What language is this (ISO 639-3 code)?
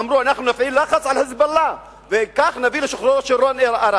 heb